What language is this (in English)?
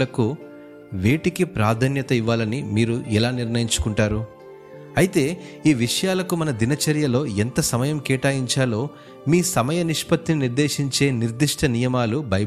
Telugu